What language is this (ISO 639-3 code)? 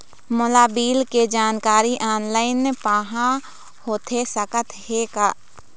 hne